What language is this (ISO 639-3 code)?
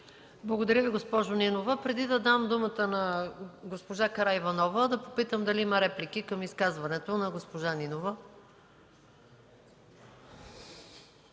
bul